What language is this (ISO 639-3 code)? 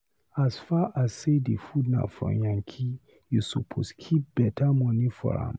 pcm